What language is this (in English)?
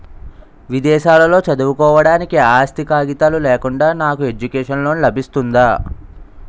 Telugu